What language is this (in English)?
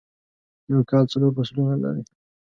Pashto